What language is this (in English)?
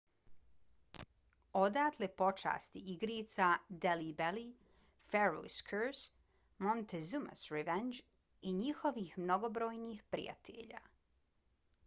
Bosnian